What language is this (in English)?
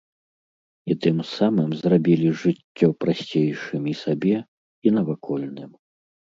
Belarusian